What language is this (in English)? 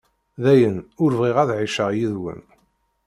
Kabyle